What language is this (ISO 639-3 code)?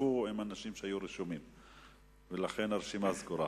heb